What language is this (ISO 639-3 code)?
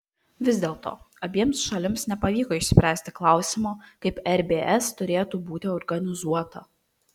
lit